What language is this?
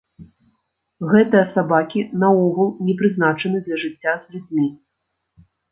Belarusian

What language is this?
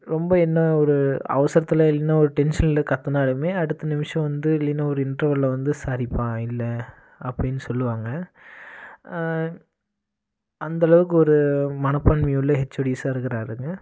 Tamil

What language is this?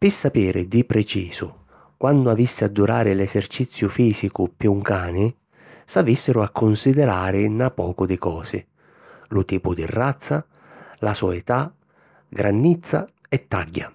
Sicilian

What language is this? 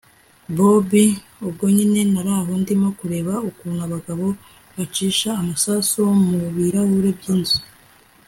Kinyarwanda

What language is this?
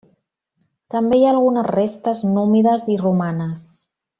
Catalan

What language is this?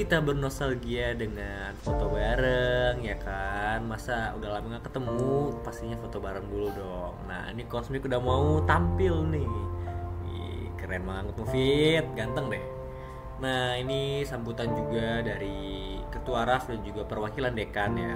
Indonesian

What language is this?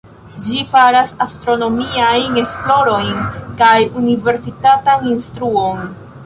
Esperanto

